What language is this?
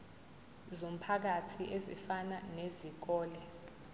Zulu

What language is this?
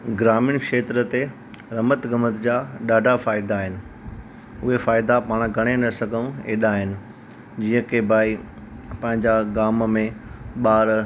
Sindhi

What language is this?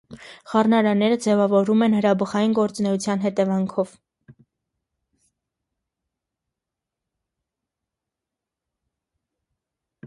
Armenian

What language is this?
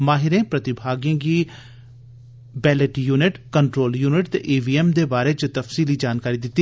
Dogri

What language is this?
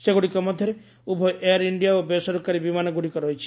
Odia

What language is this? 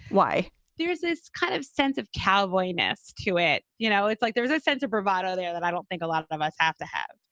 English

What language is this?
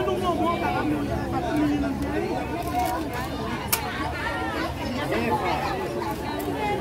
Portuguese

